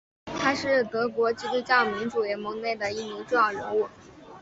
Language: Chinese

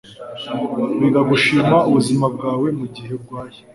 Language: Kinyarwanda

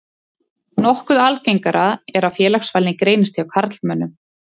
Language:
Icelandic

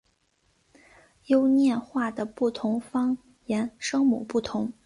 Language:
Chinese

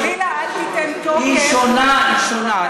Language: Hebrew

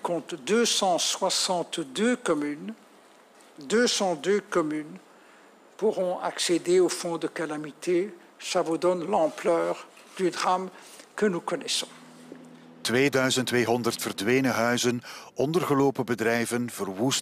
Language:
Dutch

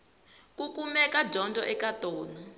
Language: Tsonga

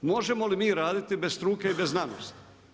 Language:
Croatian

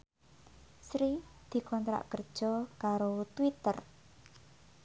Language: Javanese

